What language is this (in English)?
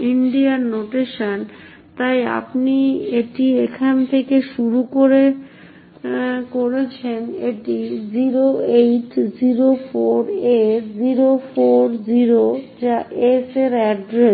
Bangla